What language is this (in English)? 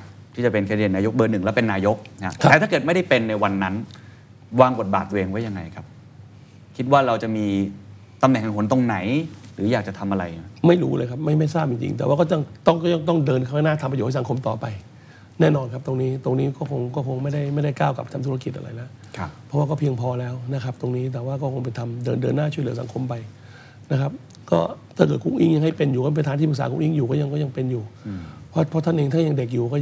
Thai